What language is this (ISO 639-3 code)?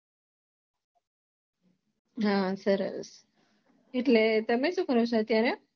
guj